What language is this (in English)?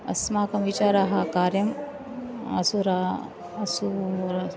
Sanskrit